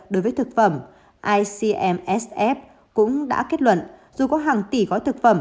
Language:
Vietnamese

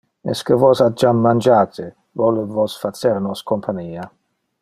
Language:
Interlingua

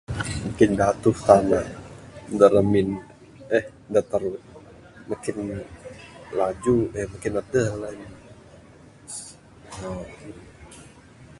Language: Bukar-Sadung Bidayuh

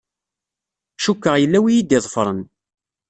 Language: Kabyle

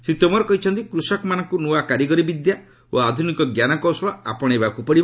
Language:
Odia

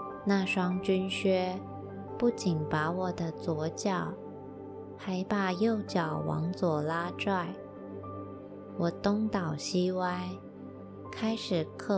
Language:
Chinese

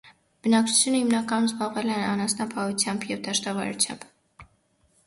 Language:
Armenian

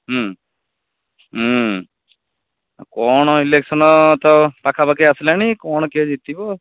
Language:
Odia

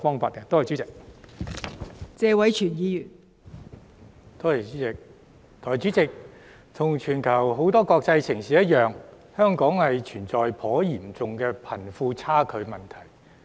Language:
Cantonese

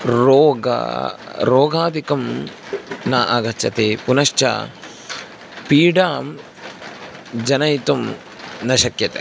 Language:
Sanskrit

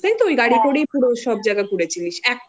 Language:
Bangla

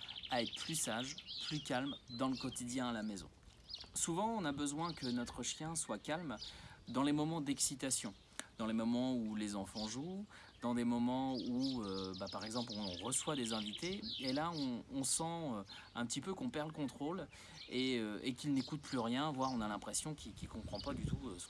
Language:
French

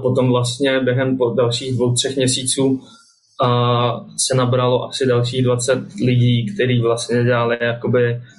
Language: Czech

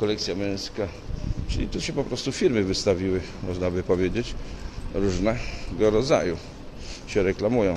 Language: Polish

